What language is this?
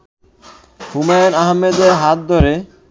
Bangla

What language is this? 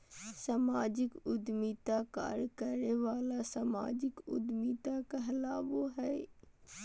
Magahi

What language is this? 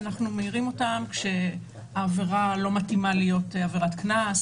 Hebrew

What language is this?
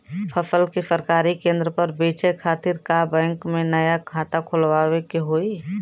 Bhojpuri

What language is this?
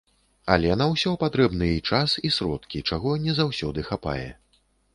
Belarusian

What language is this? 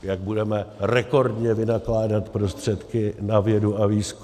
Czech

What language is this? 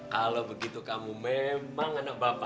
Indonesian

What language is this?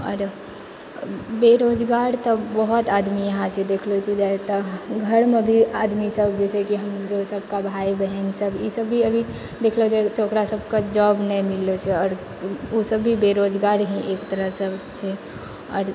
Maithili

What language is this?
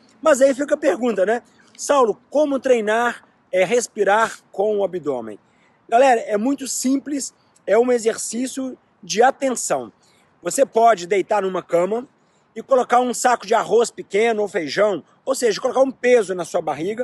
Portuguese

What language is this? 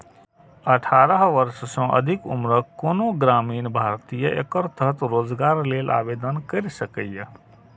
Maithili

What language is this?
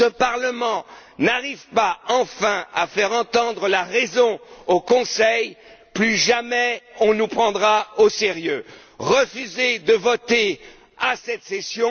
French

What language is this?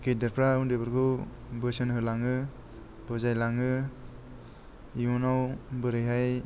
Bodo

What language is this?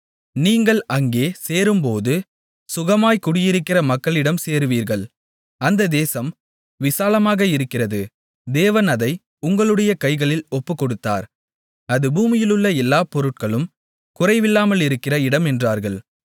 Tamil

